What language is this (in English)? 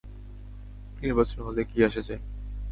Bangla